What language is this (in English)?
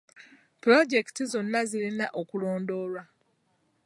Ganda